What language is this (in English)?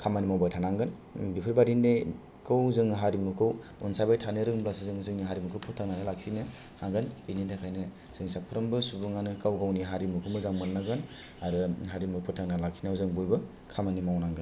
Bodo